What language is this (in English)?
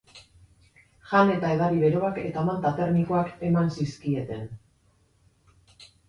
Basque